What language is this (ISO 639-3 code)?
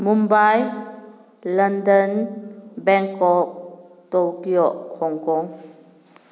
mni